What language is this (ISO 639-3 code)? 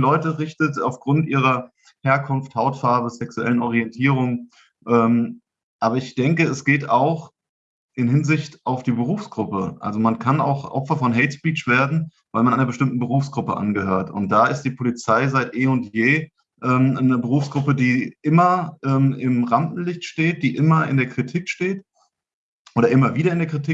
deu